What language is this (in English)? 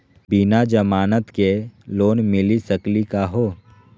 Magahi